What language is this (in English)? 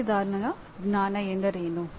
Kannada